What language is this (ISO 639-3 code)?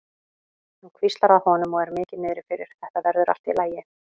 isl